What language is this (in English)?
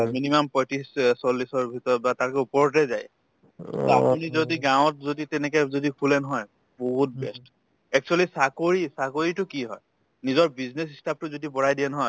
Assamese